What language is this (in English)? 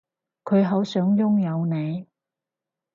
Cantonese